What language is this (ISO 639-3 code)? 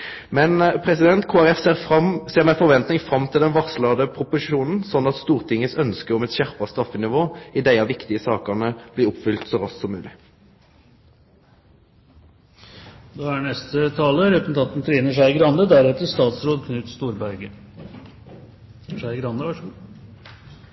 nor